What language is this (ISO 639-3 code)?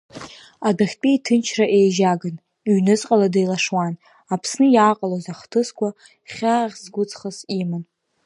abk